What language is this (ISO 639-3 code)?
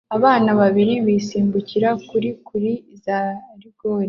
kin